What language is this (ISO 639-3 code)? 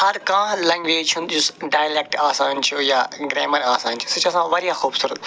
kas